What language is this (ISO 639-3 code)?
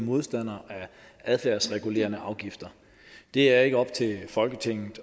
dan